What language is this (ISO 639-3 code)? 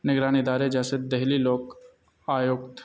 urd